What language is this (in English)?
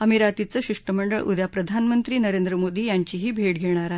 Marathi